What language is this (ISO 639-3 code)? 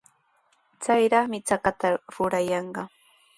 qws